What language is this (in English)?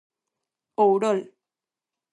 Galician